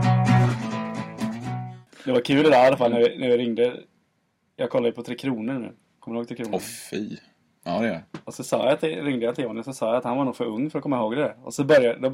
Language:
Swedish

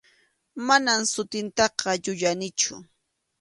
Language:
Arequipa-La Unión Quechua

